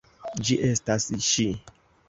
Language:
Esperanto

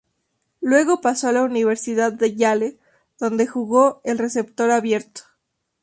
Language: Spanish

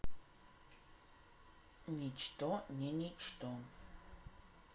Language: Russian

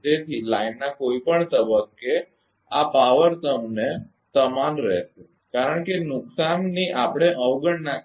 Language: Gujarati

